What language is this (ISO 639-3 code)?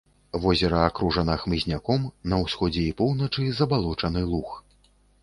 bel